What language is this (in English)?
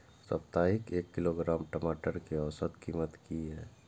Maithili